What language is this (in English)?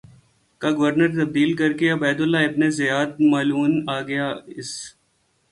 Urdu